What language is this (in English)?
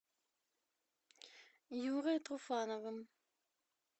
Russian